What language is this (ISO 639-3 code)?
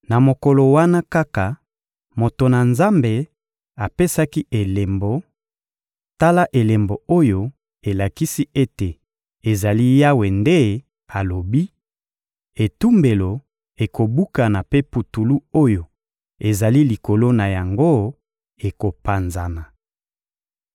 lin